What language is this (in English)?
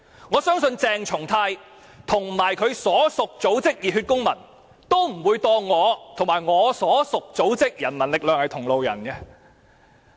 Cantonese